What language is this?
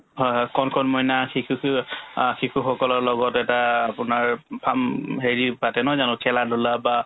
Assamese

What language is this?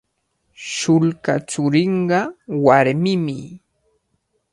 Cajatambo North Lima Quechua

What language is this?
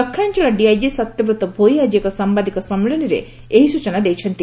Odia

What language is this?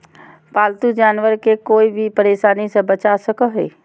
Magahi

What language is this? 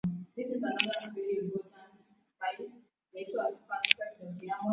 Swahili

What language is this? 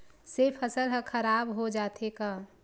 Chhattisgarhi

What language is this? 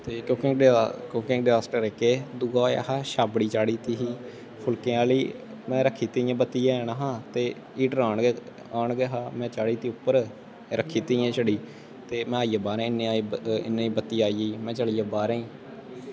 Dogri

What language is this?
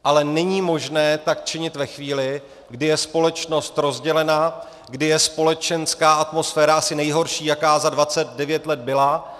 Czech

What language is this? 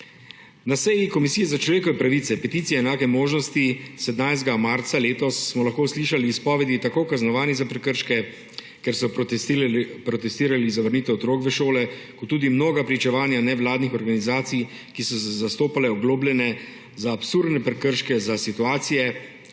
Slovenian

